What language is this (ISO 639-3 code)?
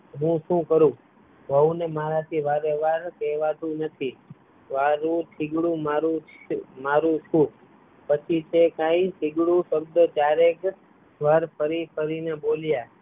guj